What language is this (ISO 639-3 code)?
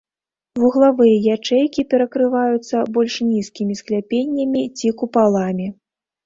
bel